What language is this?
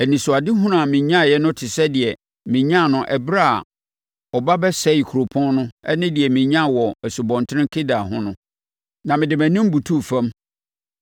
Akan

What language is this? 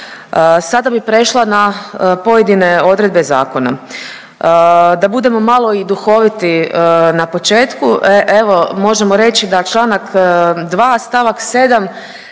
Croatian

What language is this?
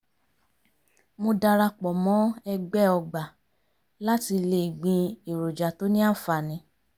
Yoruba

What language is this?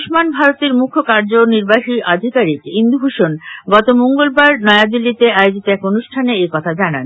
Bangla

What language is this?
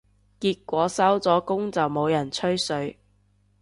Cantonese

